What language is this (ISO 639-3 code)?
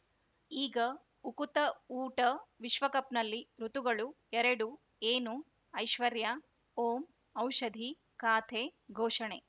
kan